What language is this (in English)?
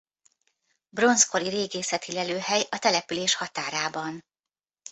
Hungarian